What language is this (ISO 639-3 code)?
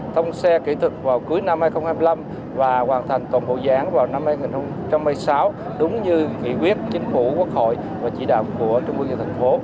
vie